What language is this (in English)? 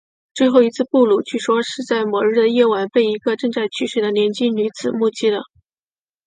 Chinese